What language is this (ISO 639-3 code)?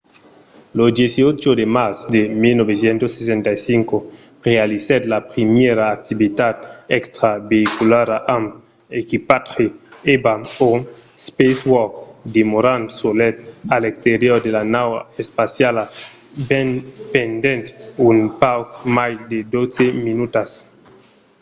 oci